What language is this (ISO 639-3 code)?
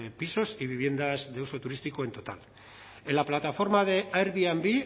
spa